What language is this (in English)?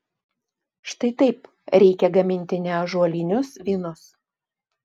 Lithuanian